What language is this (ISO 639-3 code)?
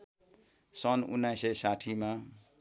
nep